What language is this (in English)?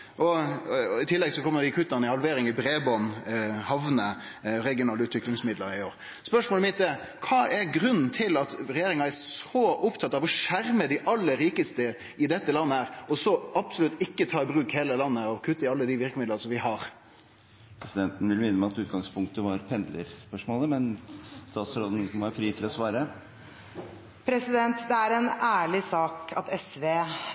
Norwegian